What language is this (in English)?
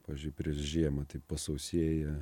Lithuanian